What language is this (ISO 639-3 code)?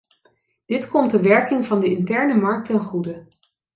nld